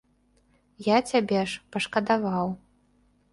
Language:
Belarusian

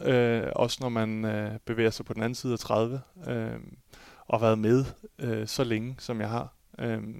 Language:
Danish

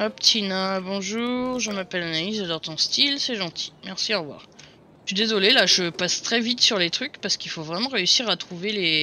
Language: French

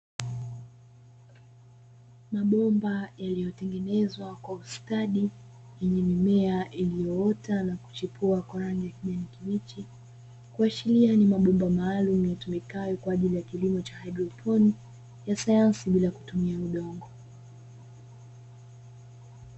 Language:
Swahili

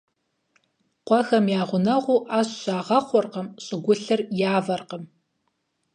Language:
Kabardian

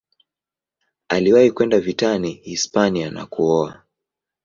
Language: Swahili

